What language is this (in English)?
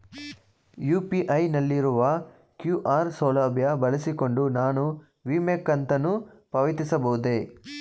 Kannada